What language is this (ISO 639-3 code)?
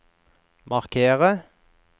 nor